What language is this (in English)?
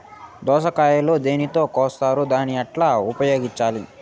Telugu